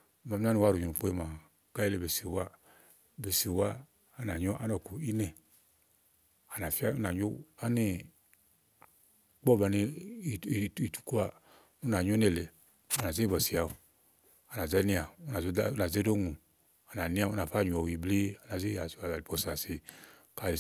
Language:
Igo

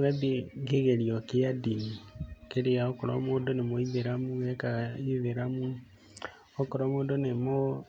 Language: Kikuyu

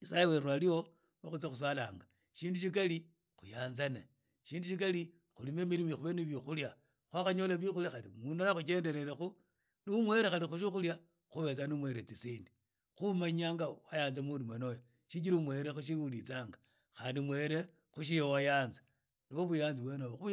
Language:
Idakho-Isukha-Tiriki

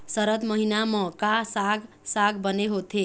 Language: Chhattisgarhi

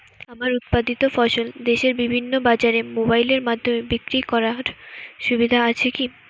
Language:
Bangla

